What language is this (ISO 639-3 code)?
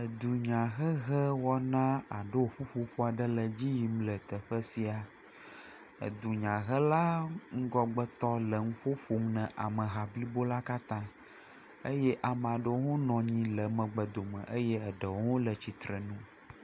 ewe